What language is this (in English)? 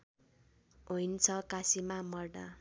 Nepali